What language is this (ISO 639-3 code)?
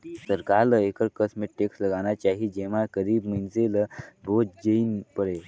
hne